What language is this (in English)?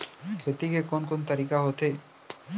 Chhattisgarhi